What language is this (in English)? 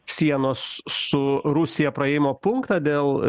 Lithuanian